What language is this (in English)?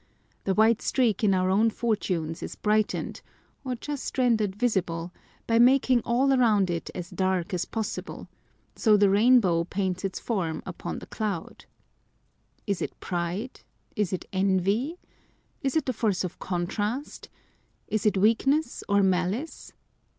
English